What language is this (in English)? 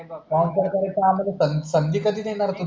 Marathi